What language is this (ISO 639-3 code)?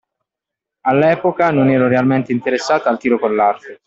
ita